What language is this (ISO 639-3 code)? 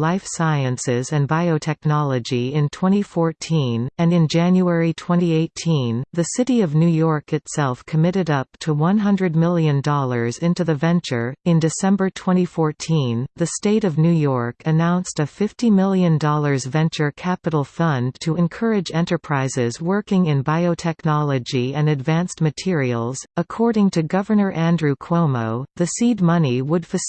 eng